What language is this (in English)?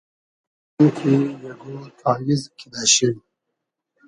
Hazaragi